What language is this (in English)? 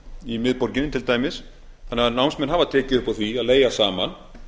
Icelandic